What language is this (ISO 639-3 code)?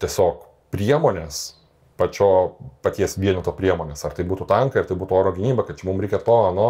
lit